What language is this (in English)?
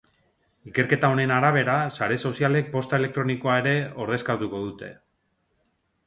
Basque